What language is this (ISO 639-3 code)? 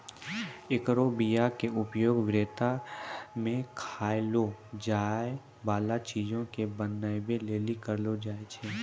mai